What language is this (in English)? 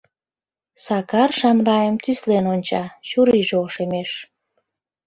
Mari